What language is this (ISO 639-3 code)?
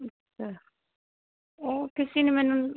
pan